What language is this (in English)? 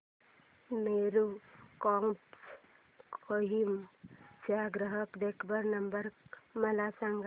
Marathi